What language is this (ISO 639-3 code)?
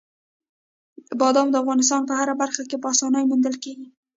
pus